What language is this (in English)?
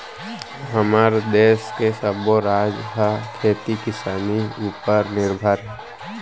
Chhattisgarhi